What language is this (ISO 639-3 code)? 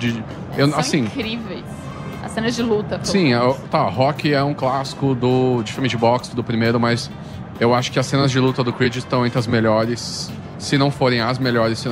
por